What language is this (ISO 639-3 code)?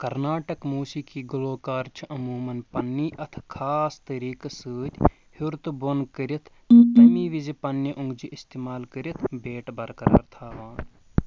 kas